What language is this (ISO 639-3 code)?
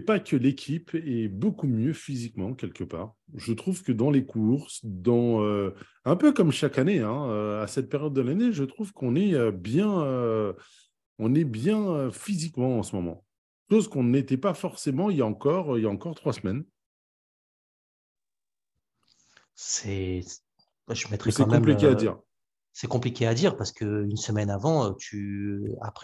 fra